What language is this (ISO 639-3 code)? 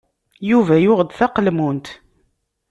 kab